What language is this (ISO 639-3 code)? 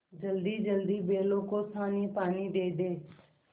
hin